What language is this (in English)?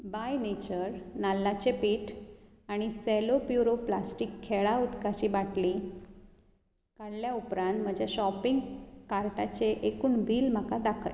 Konkani